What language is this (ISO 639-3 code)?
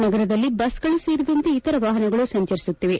kan